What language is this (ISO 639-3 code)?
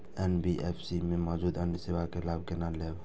mai